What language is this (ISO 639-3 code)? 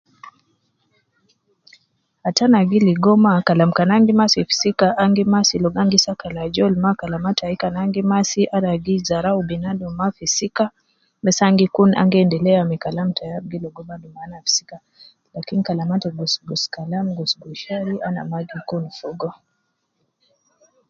kcn